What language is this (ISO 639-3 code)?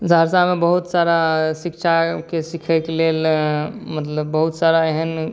mai